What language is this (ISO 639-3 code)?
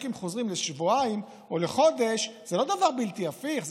heb